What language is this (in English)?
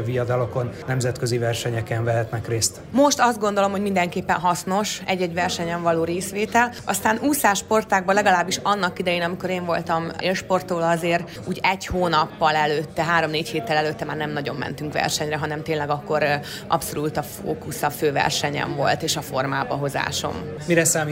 Hungarian